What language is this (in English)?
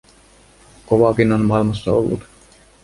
Finnish